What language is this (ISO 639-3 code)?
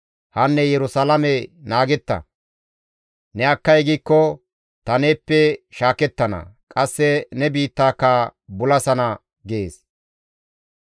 gmv